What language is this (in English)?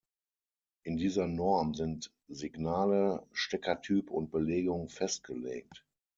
German